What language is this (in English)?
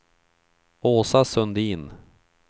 Swedish